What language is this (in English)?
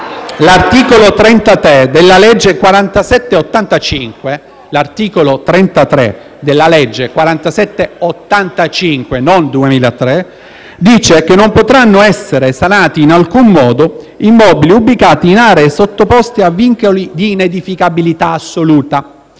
Italian